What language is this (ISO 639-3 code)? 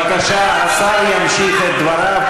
heb